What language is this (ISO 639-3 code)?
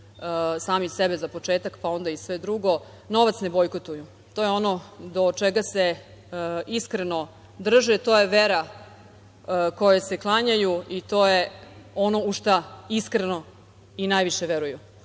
srp